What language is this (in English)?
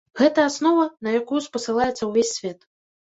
Belarusian